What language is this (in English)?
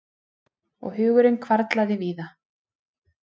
Icelandic